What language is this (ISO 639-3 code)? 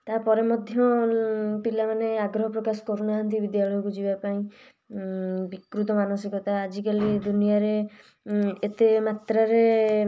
ori